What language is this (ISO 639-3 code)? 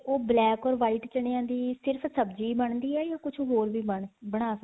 pan